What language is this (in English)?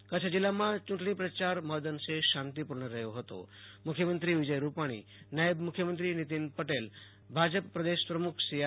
Gujarati